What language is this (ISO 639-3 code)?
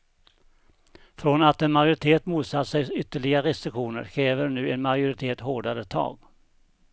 swe